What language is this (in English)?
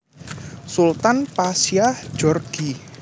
Javanese